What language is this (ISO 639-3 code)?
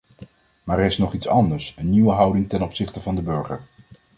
nld